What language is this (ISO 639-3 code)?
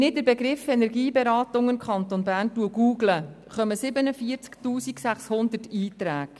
gsw